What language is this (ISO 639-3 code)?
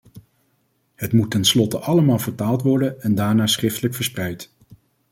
nld